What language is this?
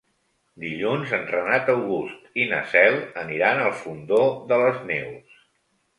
Catalan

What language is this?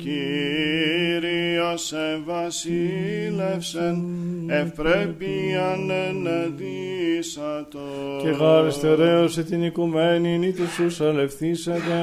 Greek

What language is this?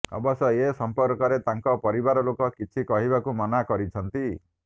Odia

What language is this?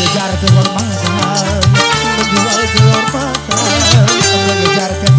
Arabic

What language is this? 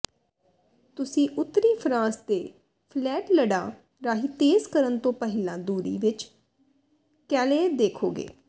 Punjabi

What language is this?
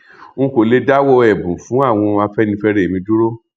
Yoruba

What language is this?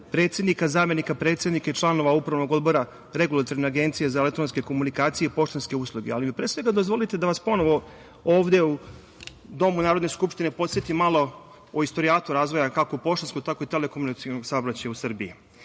Serbian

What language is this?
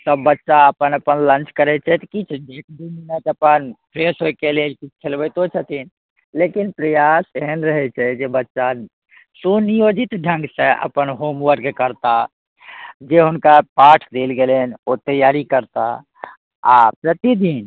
Maithili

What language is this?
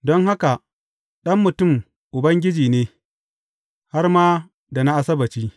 Hausa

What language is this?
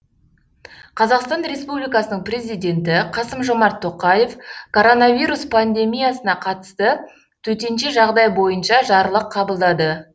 Kazakh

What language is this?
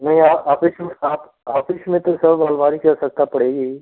Hindi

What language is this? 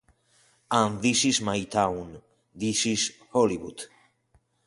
Spanish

